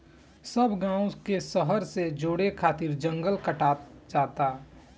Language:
Bhojpuri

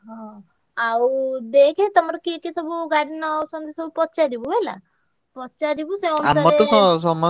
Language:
Odia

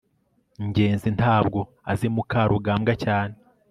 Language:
Kinyarwanda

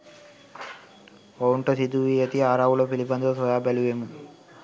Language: Sinhala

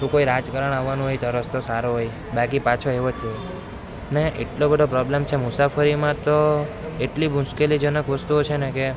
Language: Gujarati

